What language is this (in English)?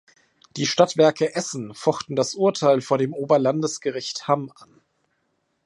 German